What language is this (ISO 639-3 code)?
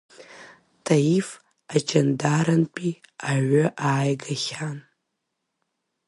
abk